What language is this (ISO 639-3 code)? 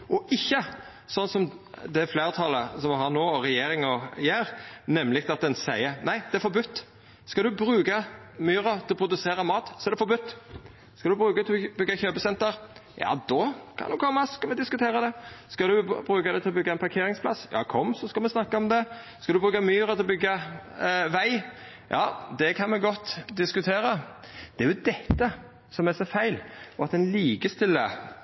nno